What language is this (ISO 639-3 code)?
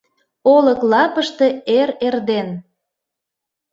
chm